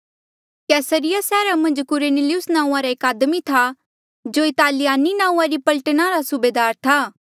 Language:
Mandeali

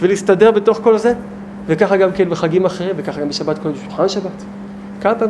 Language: Hebrew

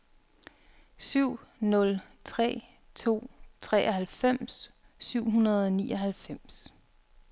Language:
Danish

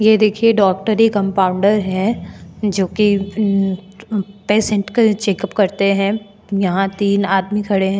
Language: Hindi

